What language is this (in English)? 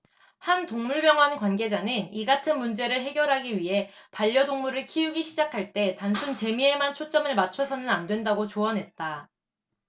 Korean